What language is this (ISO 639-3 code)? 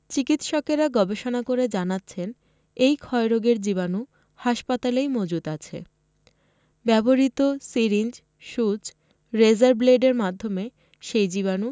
ben